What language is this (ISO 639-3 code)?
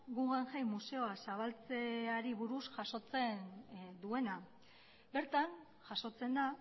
eus